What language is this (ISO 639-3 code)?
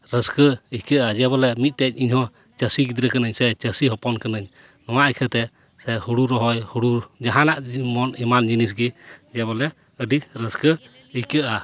sat